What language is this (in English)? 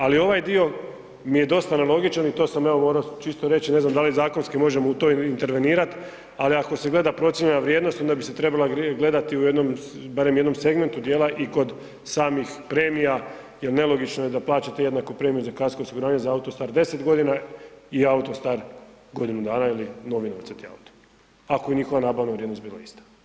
Croatian